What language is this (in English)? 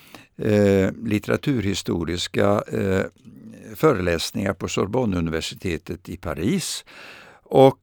Swedish